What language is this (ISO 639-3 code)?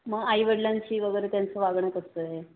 mar